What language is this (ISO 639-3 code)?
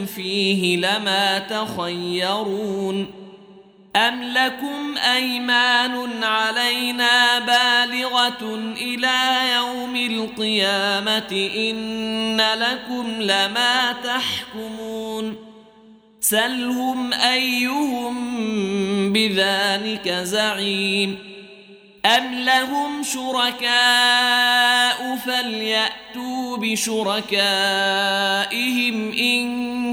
ara